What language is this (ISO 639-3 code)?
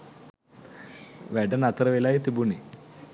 sin